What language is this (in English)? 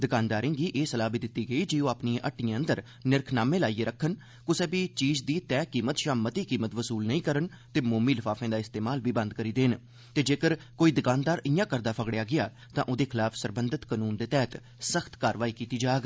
Dogri